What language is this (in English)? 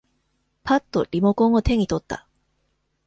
Japanese